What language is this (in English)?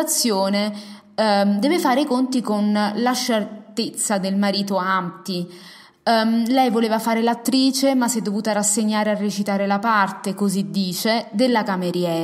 Italian